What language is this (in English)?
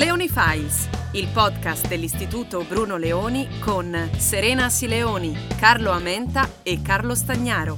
Italian